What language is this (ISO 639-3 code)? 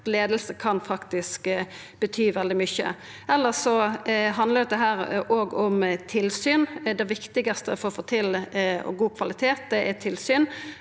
nor